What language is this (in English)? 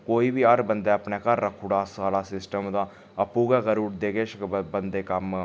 Dogri